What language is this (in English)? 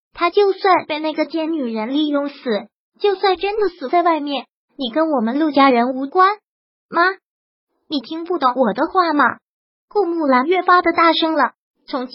Chinese